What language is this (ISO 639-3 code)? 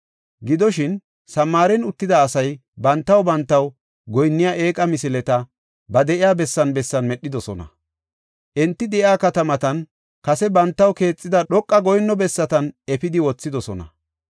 gof